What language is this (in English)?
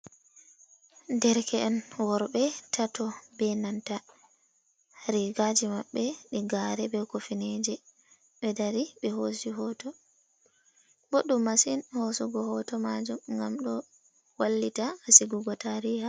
Fula